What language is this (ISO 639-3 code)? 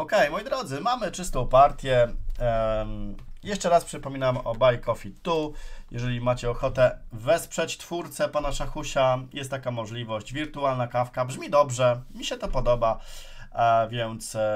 pol